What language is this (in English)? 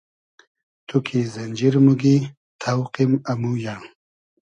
Hazaragi